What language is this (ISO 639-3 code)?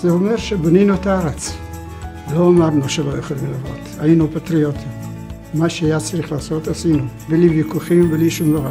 heb